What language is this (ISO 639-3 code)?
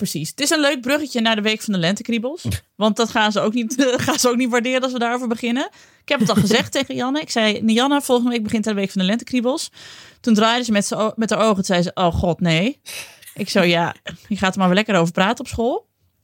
nld